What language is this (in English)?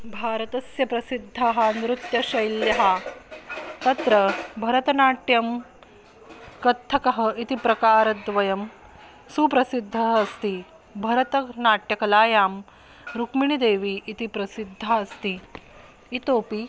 Sanskrit